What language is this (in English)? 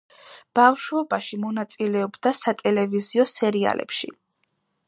Georgian